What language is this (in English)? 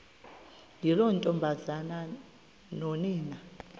Xhosa